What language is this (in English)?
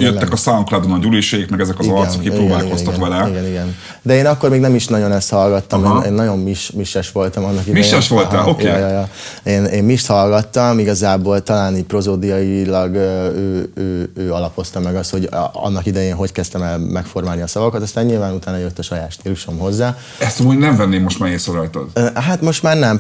Hungarian